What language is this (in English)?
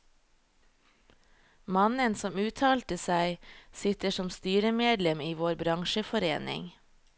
Norwegian